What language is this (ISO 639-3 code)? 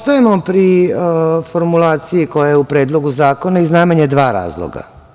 srp